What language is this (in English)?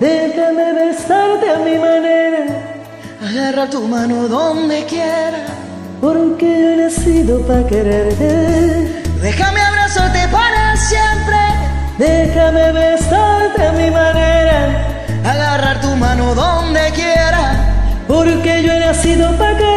Spanish